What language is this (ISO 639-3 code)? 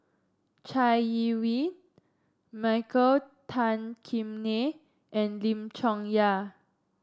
eng